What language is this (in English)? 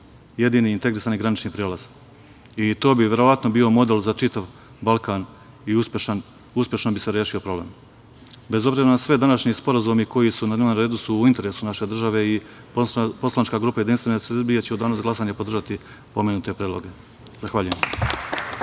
Serbian